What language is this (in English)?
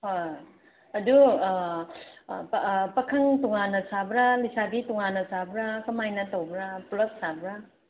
Manipuri